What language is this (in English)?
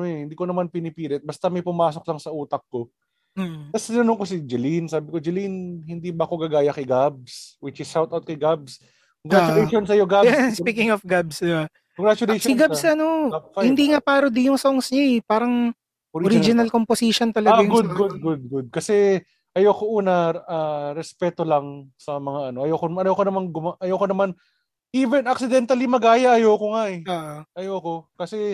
Filipino